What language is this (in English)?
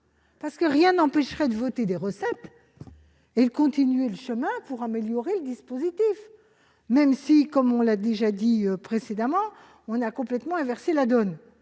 French